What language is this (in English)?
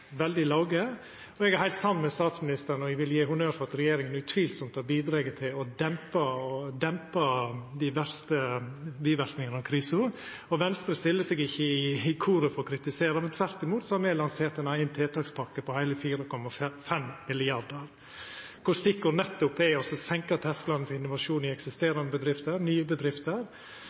Norwegian Nynorsk